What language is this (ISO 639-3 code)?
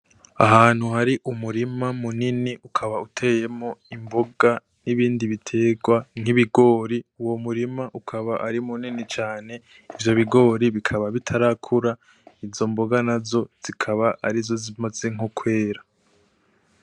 run